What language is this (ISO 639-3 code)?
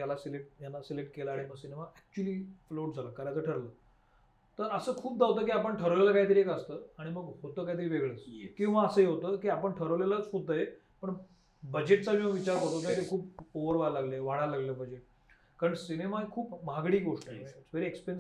mar